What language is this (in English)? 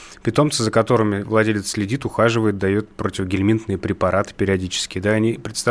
Russian